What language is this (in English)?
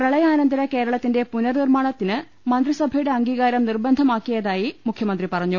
Malayalam